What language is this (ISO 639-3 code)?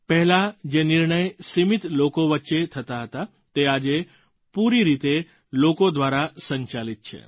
guj